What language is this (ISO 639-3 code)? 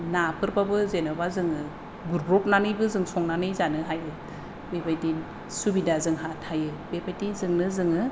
brx